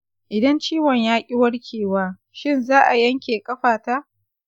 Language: Hausa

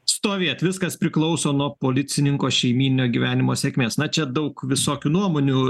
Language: Lithuanian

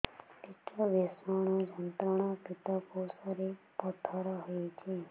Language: Odia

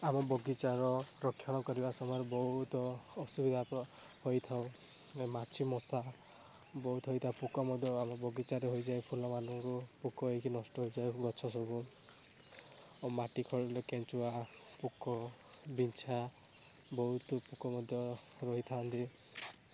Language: Odia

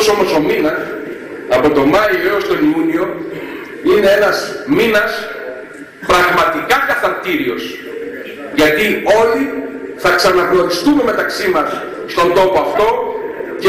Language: Greek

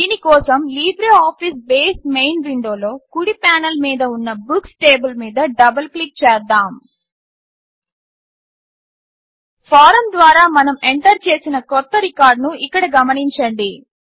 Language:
Telugu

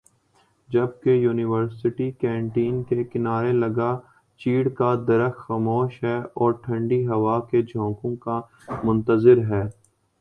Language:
Urdu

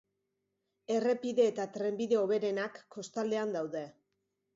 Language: Basque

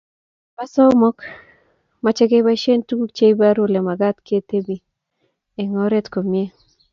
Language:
Kalenjin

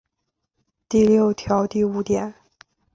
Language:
Chinese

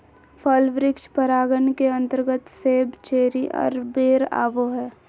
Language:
Magahi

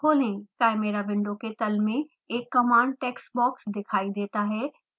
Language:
Hindi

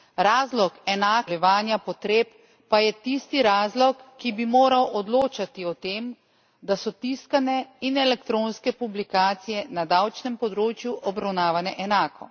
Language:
Slovenian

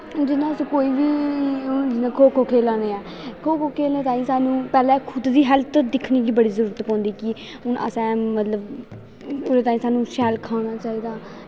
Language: Dogri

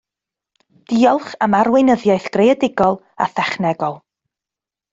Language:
Welsh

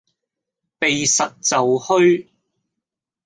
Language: Cantonese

